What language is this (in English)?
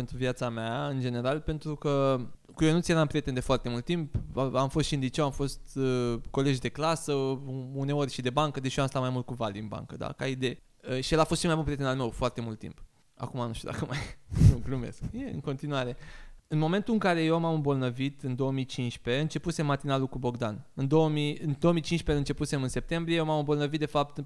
Romanian